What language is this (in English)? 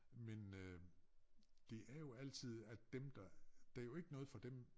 Danish